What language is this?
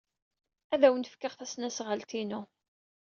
Kabyle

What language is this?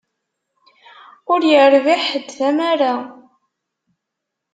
Kabyle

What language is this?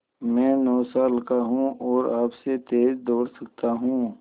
Hindi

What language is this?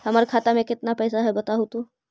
Magahi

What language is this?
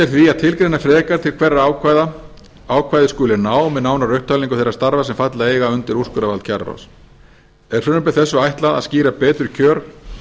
Icelandic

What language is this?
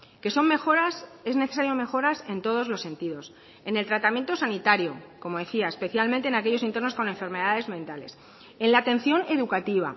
Spanish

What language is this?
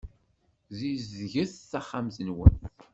Kabyle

